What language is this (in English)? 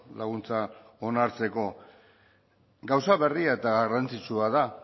Basque